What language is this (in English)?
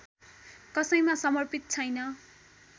Nepali